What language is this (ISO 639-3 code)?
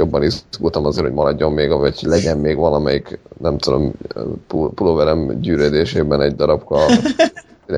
hun